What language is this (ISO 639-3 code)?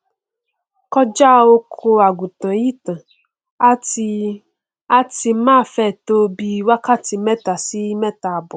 yor